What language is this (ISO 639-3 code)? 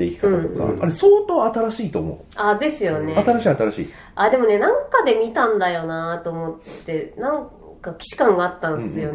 jpn